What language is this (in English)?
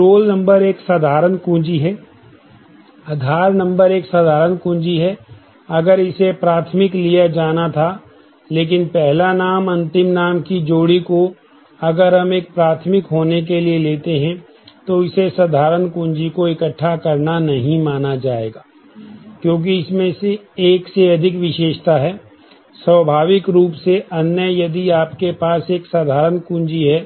Hindi